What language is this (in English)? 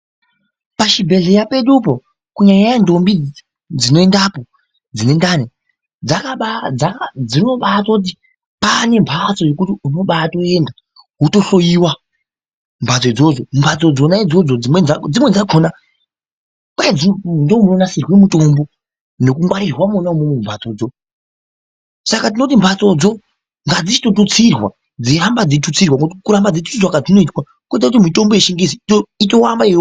Ndau